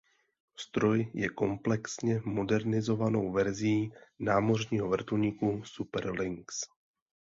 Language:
Czech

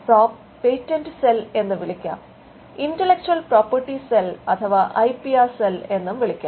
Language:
Malayalam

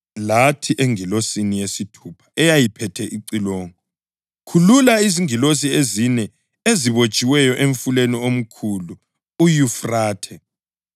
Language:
North Ndebele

